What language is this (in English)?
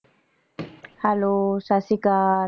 Punjabi